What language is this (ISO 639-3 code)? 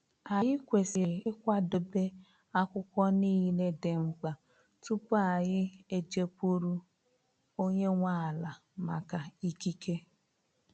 ibo